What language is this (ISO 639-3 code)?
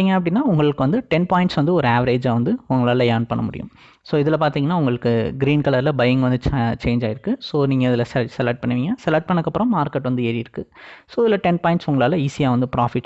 ind